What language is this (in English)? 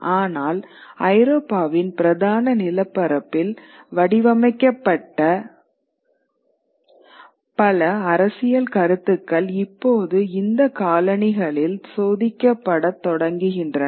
Tamil